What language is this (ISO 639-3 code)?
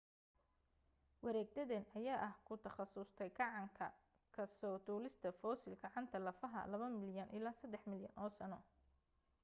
som